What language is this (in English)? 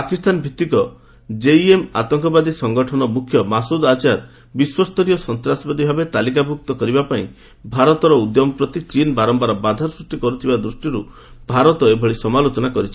Odia